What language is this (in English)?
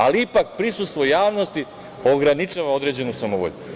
Serbian